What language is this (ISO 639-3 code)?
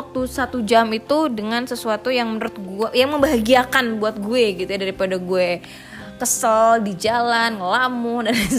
ind